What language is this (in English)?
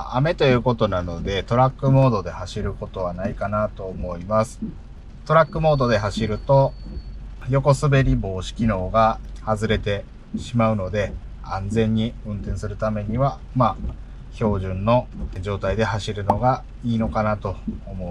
Japanese